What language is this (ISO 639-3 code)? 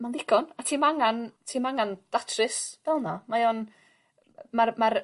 cym